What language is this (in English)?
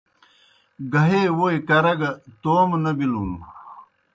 Kohistani Shina